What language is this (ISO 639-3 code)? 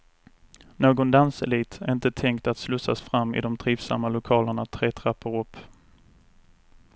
swe